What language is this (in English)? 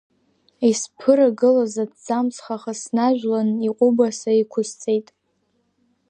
Abkhazian